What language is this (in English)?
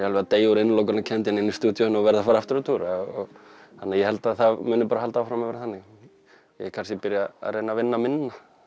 Icelandic